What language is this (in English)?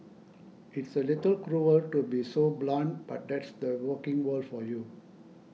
English